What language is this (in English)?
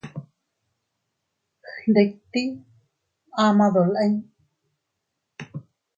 Teutila Cuicatec